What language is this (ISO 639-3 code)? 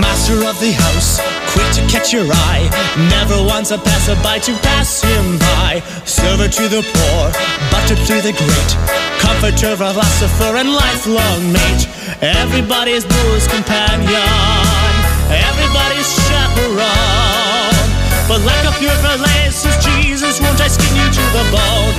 hrv